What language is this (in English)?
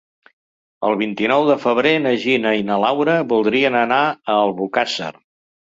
Catalan